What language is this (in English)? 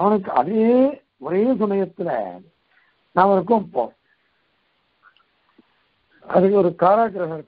Korean